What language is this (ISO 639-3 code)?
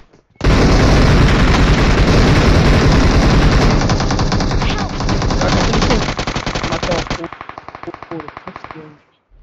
ara